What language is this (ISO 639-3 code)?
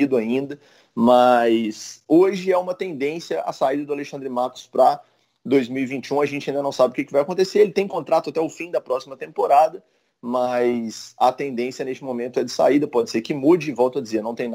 por